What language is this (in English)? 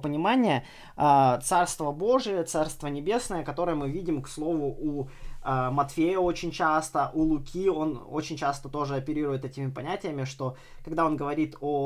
Russian